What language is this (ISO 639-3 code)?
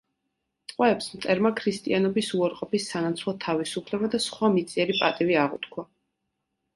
kat